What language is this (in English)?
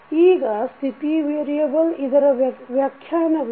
Kannada